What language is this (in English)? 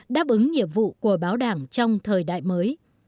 Vietnamese